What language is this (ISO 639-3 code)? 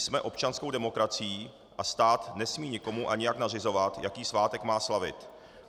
ces